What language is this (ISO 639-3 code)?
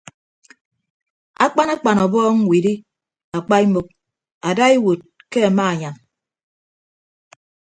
ibb